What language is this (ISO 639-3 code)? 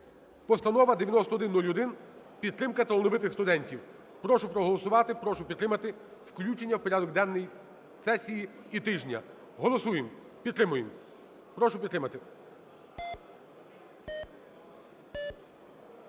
ukr